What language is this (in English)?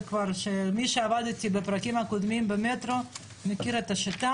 Hebrew